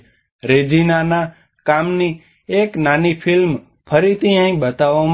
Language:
Gujarati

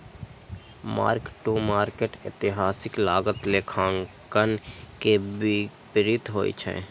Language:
Maithili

